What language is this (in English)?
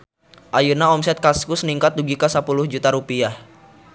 Sundanese